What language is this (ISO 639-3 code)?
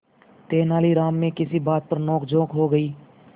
hin